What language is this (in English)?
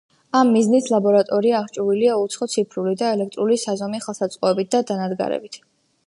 Georgian